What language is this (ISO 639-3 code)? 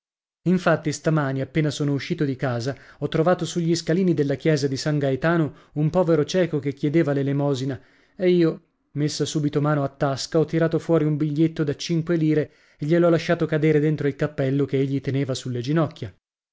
ita